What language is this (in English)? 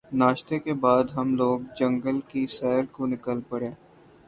Urdu